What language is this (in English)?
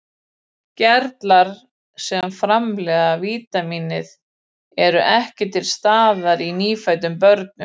Icelandic